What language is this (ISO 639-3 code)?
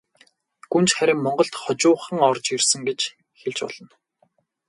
mon